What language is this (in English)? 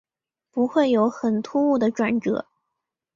Chinese